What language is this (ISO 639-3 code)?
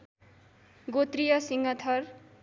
nep